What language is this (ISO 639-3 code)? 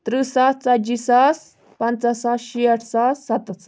kas